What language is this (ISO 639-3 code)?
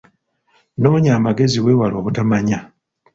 lug